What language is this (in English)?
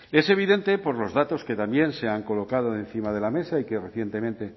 Spanish